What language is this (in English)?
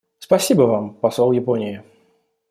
Russian